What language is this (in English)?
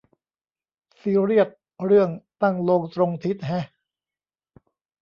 Thai